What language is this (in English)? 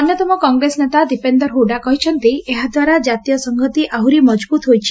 Odia